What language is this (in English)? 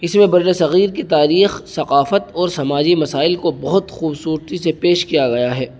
Urdu